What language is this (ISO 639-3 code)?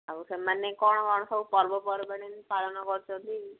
ori